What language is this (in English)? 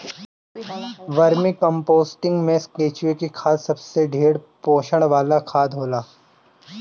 Bhojpuri